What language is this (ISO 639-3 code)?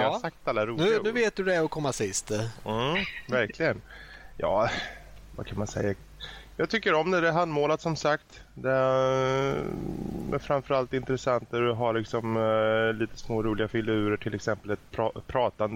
swe